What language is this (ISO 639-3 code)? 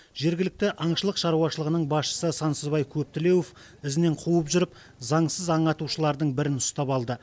kaz